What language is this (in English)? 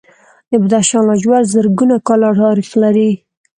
Pashto